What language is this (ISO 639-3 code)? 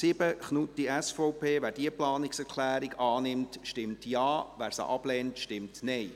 gsw